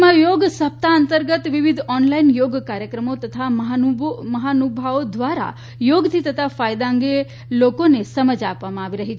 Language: Gujarati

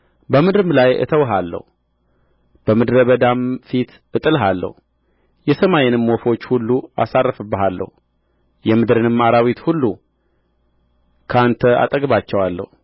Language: Amharic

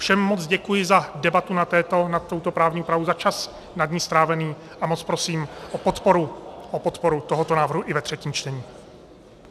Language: Czech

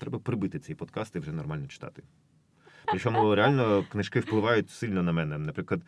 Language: Ukrainian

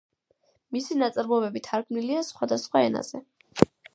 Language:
Georgian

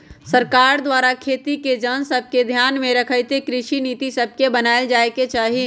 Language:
Magahi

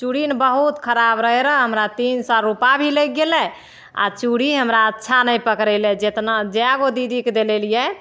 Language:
Maithili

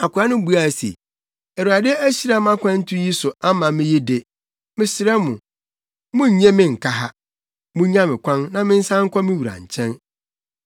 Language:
Akan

